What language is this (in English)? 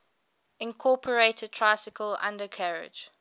English